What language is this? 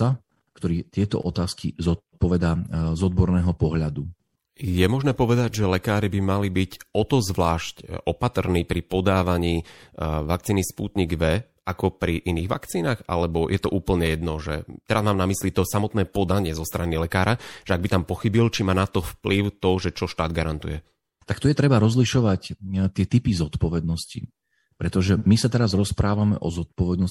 Slovak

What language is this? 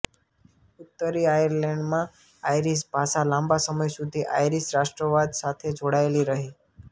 Gujarati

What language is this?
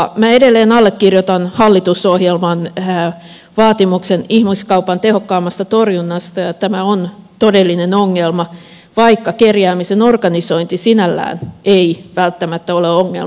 Finnish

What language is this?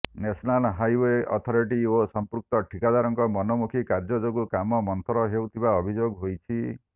Odia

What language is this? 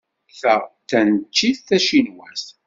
Kabyle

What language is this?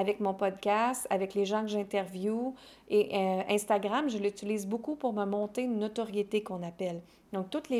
French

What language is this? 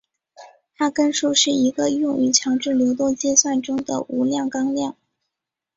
Chinese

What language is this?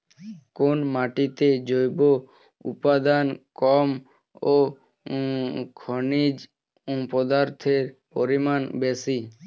Bangla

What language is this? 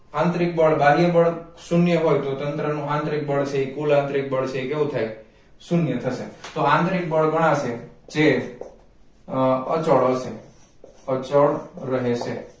Gujarati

